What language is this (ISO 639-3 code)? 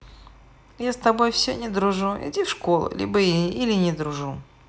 rus